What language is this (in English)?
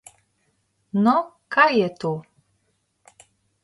Slovenian